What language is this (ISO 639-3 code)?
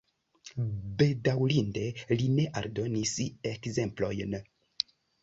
epo